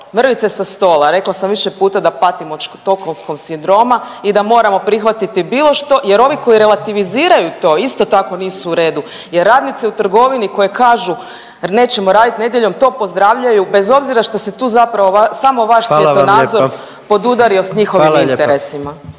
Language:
Croatian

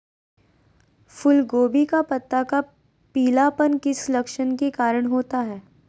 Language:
Magahi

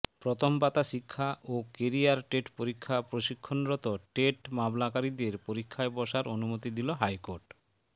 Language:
Bangla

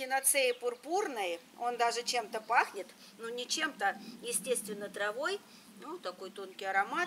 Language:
Russian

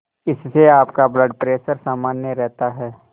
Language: Hindi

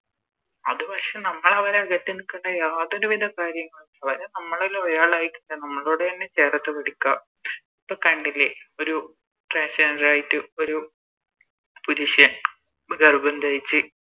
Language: Malayalam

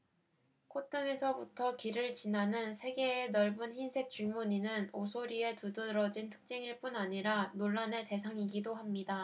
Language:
Korean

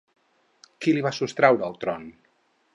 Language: Catalan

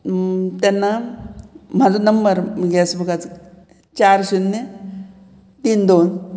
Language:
Konkani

